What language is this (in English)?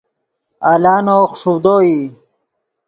Yidgha